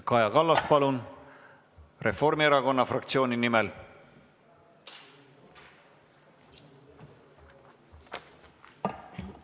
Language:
Estonian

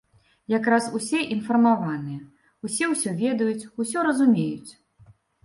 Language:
Belarusian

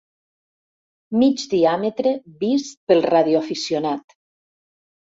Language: Catalan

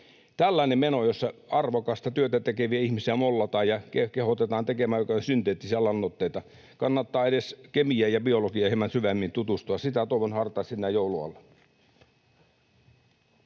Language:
Finnish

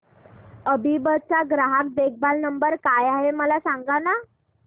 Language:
Marathi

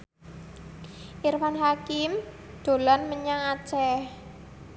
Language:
Javanese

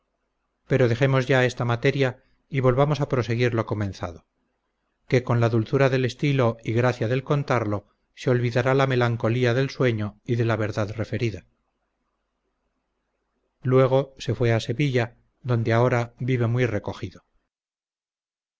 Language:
Spanish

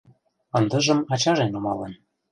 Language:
Mari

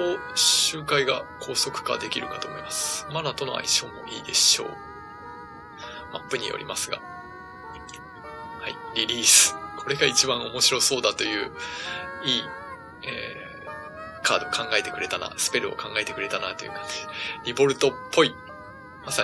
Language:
Japanese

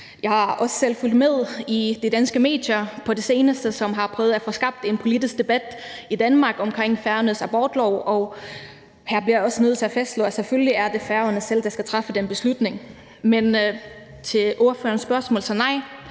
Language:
Danish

